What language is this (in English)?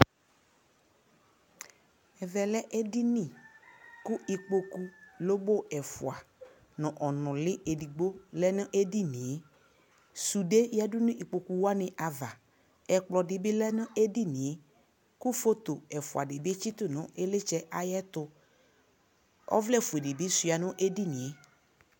Ikposo